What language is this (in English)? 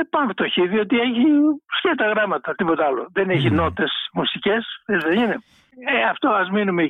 Greek